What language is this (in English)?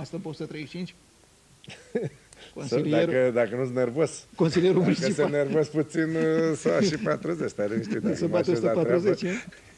Romanian